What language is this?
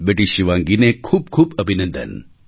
Gujarati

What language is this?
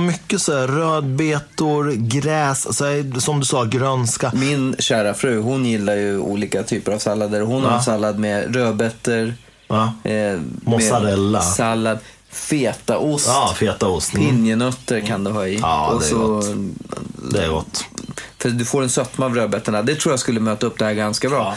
Swedish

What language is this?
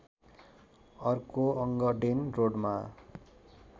Nepali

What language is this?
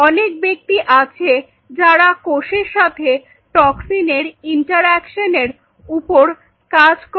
Bangla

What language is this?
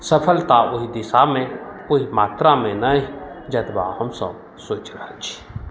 Maithili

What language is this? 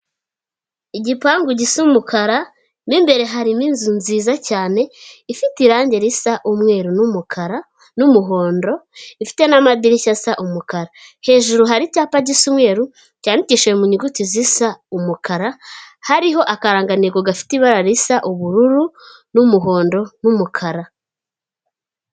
Kinyarwanda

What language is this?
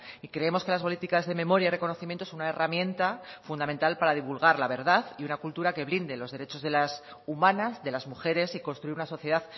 Spanish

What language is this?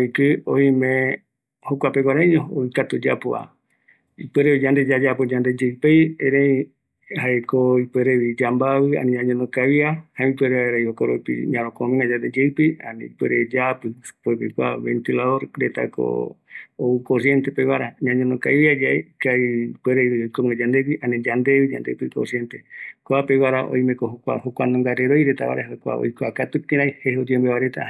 Eastern Bolivian Guaraní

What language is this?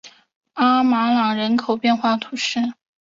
Chinese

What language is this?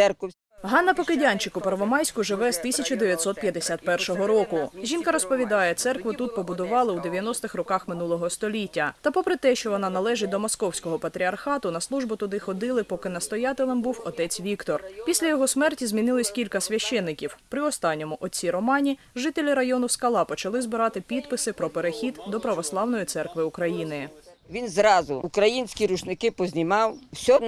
Ukrainian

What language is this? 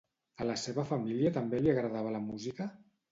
Catalan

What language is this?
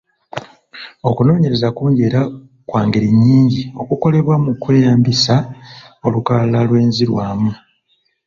Ganda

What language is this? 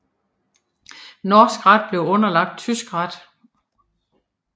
Danish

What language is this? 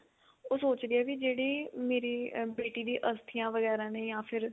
Punjabi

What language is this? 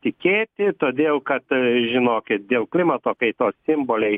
Lithuanian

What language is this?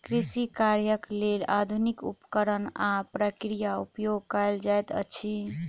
Maithili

